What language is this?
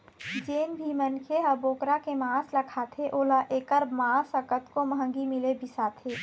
Chhattisgarhi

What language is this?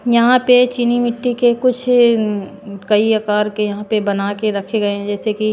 Hindi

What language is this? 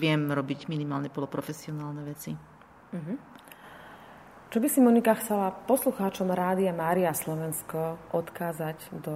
Slovak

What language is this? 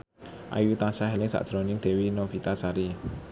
Javanese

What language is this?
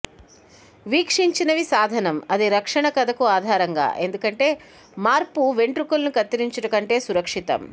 Telugu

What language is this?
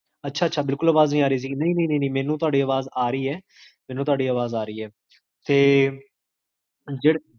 Punjabi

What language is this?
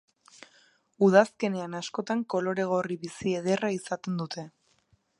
Basque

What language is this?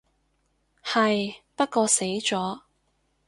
Cantonese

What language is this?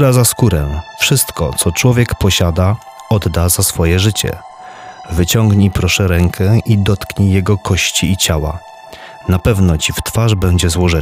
Polish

